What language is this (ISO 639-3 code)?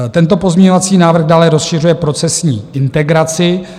ces